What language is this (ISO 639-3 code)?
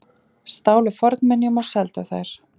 isl